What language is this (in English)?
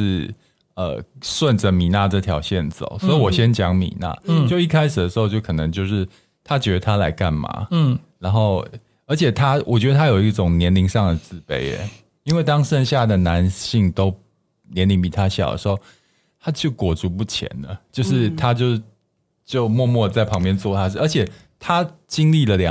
Chinese